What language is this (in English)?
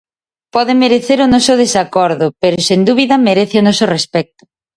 Galician